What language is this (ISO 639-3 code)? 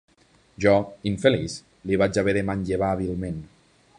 cat